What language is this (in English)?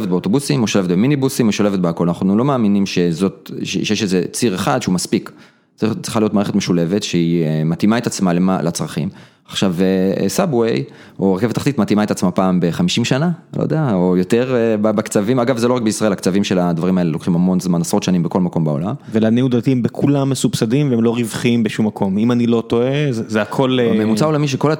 Hebrew